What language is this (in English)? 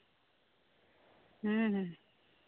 Santali